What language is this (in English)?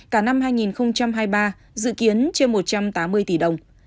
Vietnamese